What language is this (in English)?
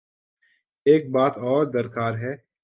Urdu